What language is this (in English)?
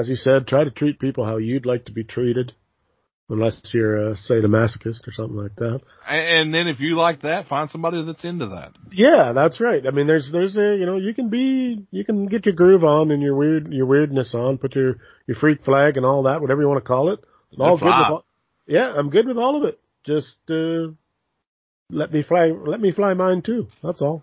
English